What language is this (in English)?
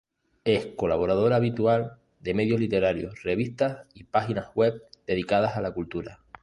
Spanish